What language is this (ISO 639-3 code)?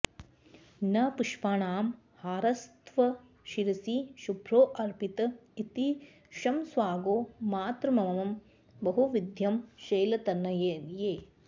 san